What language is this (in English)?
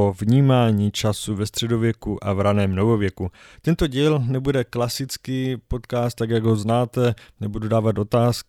Czech